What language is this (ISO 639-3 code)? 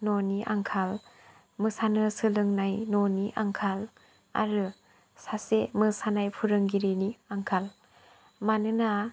brx